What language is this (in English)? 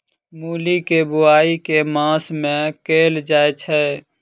Maithili